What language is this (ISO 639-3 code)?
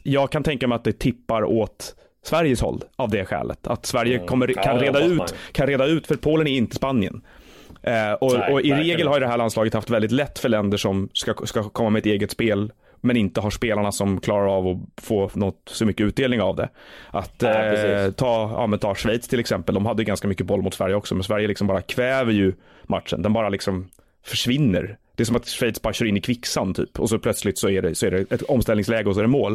swe